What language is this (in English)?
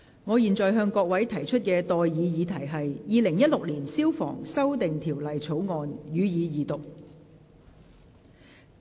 Cantonese